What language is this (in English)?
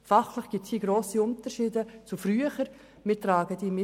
Swiss German